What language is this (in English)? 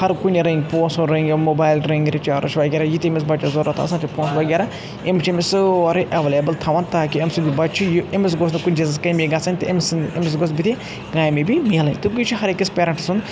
Kashmiri